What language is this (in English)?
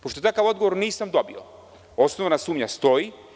Serbian